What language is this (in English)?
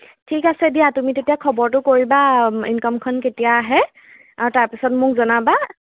Assamese